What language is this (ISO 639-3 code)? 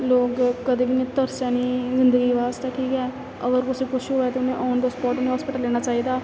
doi